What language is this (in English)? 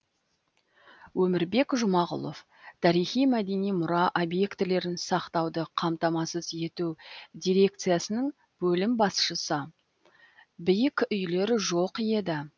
Kazakh